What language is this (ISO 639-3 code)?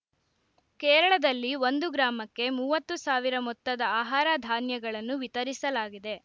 kan